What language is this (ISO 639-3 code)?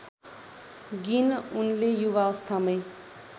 nep